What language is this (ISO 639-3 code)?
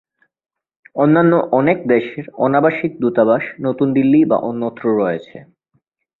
ben